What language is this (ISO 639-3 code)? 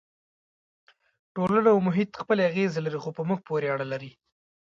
pus